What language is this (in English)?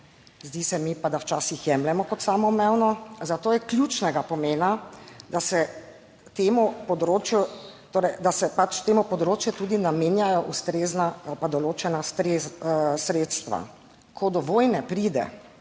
Slovenian